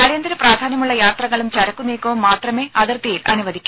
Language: Malayalam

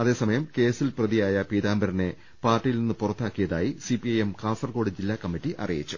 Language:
Malayalam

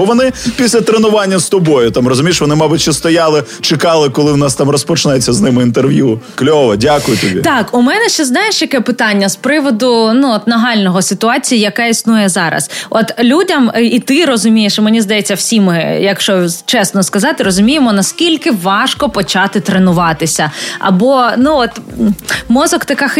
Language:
Ukrainian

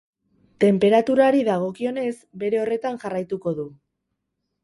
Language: Basque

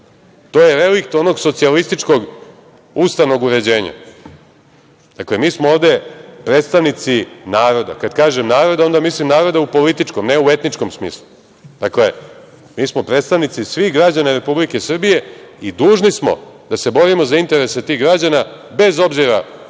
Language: Serbian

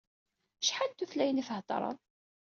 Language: Kabyle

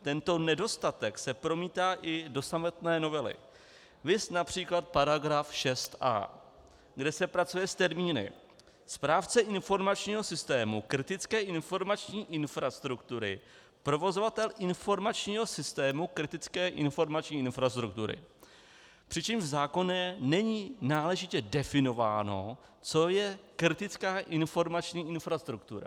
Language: Czech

